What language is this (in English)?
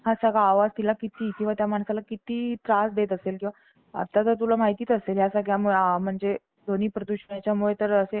Marathi